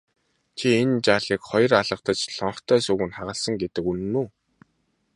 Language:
Mongolian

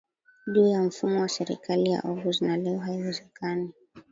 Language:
Swahili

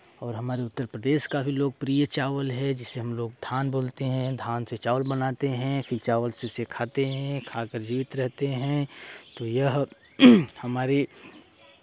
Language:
Hindi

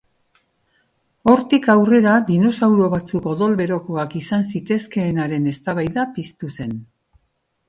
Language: Basque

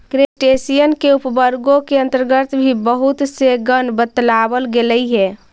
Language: Magahi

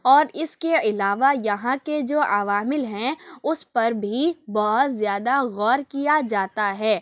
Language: Urdu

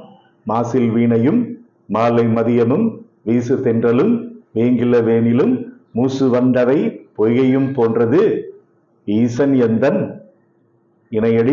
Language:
Tamil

